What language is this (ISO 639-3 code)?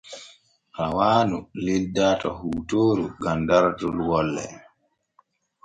fue